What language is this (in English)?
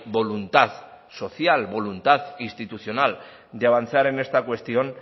Spanish